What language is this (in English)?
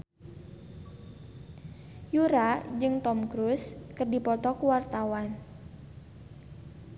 Sundanese